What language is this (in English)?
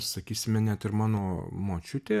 Lithuanian